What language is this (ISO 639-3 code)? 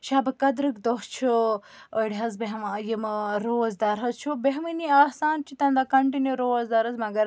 kas